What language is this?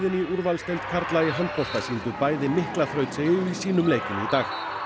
Icelandic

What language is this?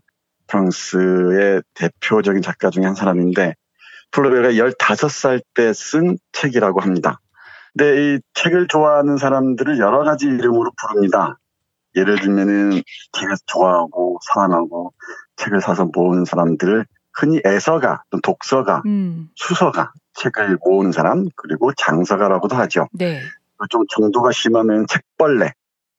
Korean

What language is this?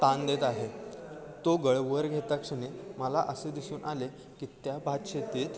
Marathi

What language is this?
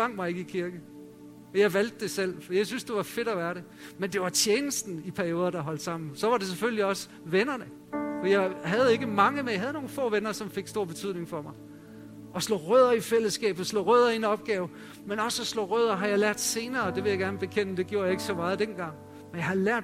Danish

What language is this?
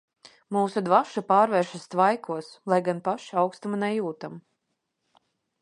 Latvian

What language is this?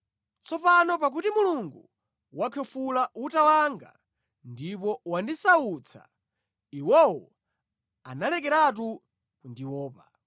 Nyanja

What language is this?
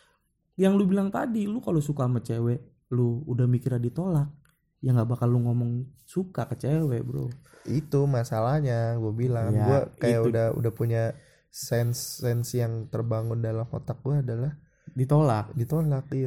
Indonesian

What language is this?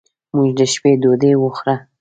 Pashto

